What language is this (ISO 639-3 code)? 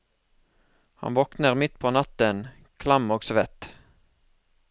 nor